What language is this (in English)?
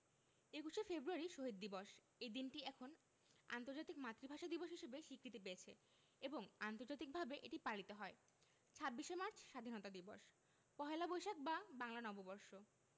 Bangla